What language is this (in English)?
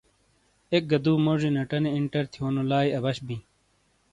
Shina